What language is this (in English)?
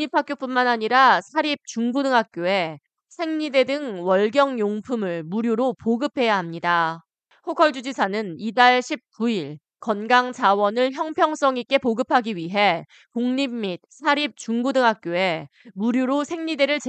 Korean